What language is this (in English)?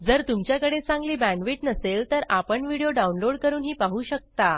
Marathi